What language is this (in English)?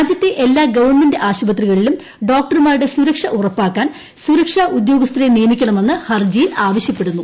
Malayalam